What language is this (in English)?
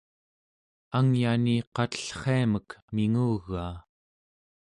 Central Yupik